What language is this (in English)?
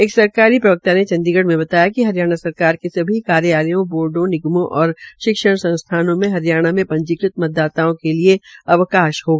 Hindi